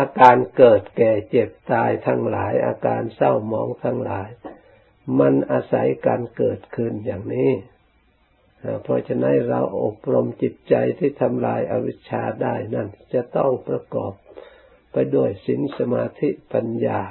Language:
Thai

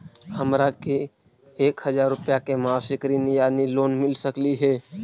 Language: Magahi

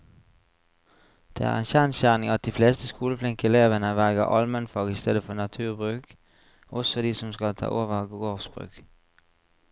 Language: Norwegian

